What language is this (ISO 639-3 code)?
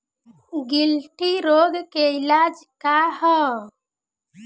bho